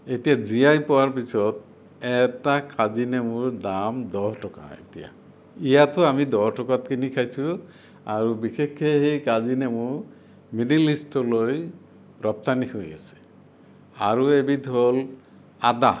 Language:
Assamese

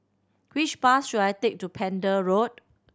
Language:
English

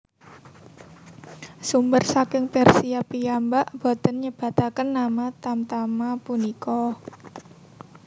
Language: Javanese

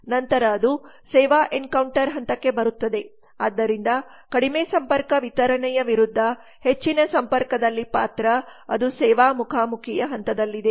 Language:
Kannada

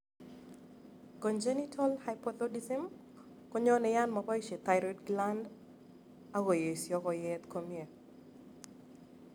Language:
Kalenjin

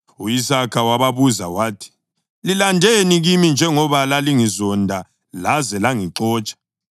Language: North Ndebele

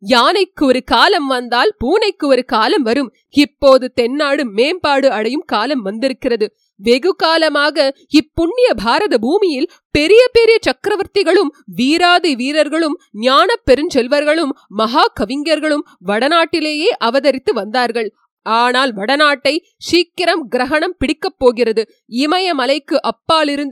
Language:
Tamil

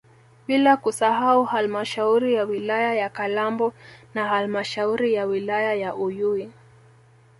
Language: Swahili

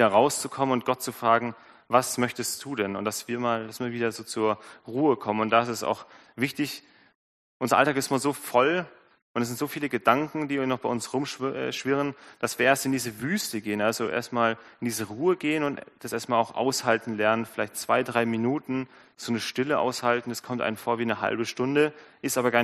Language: German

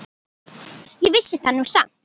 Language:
Icelandic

